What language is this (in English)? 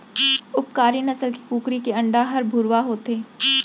Chhattisgarhi